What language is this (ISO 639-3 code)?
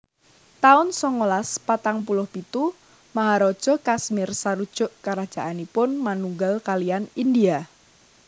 jav